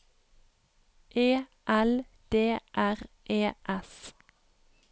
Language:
Norwegian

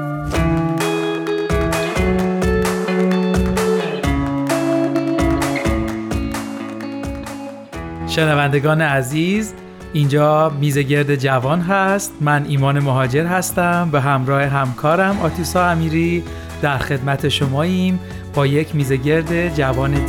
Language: Persian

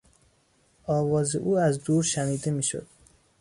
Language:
Persian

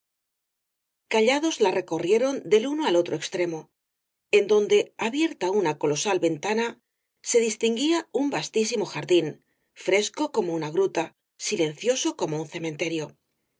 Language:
Spanish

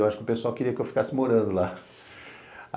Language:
Portuguese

